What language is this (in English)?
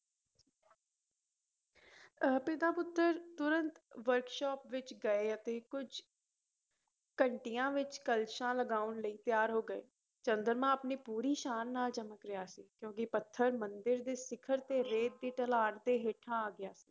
Punjabi